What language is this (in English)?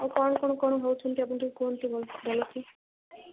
Odia